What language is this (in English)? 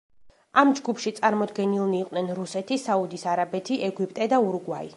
Georgian